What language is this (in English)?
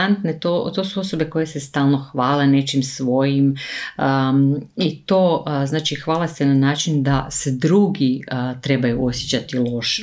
Croatian